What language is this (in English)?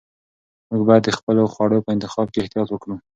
Pashto